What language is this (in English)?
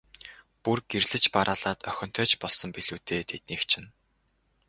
Mongolian